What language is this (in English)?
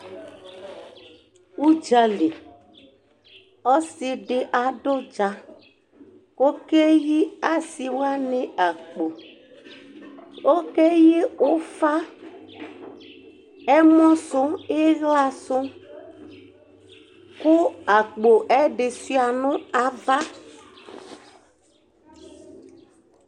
Ikposo